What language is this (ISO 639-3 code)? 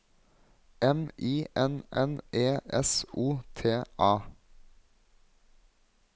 nor